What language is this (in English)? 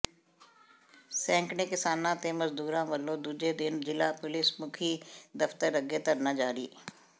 Punjabi